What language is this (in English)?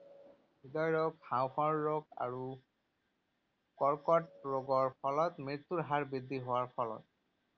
Assamese